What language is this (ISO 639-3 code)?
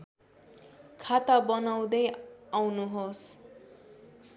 nep